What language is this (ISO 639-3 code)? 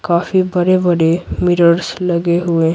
hin